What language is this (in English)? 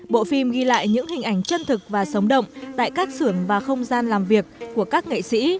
Vietnamese